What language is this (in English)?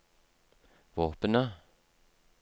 Norwegian